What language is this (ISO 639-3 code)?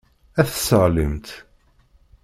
kab